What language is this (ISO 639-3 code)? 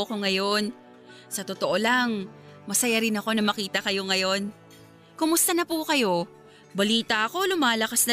fil